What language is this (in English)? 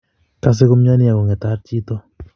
Kalenjin